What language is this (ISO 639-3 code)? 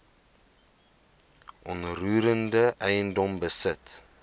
afr